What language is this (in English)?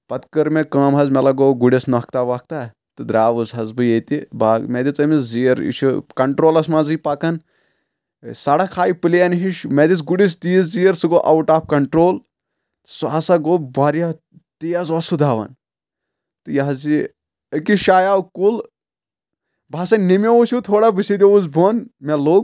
Kashmiri